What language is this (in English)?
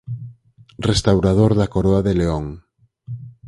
Galician